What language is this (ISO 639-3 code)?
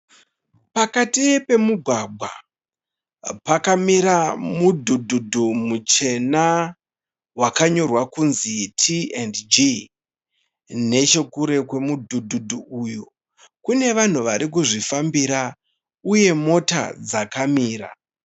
sna